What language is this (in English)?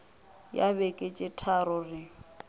Northern Sotho